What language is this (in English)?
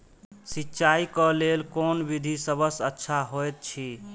Maithili